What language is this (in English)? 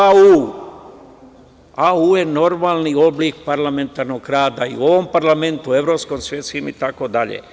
Serbian